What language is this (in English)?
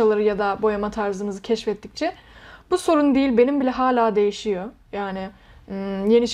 Turkish